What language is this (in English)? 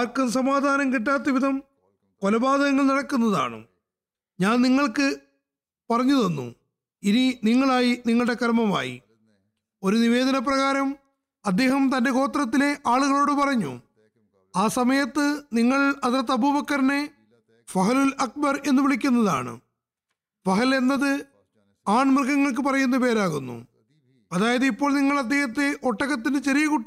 Malayalam